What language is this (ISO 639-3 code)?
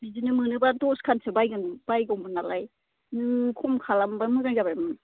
brx